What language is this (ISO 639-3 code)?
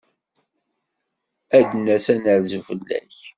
kab